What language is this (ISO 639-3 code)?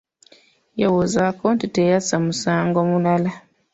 lug